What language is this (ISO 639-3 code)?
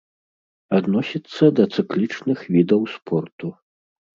bel